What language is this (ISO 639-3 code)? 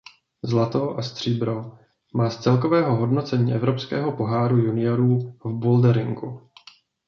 ces